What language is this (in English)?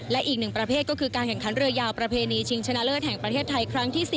Thai